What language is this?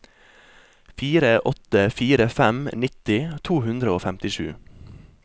Norwegian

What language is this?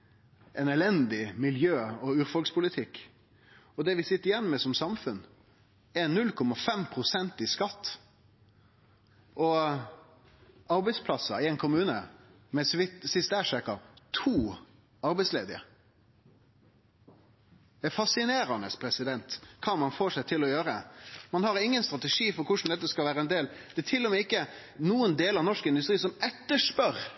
Norwegian Nynorsk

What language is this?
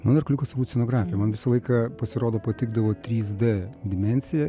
Lithuanian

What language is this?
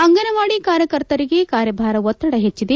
Kannada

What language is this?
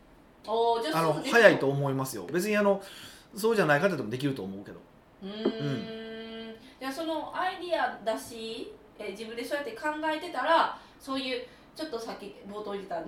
Japanese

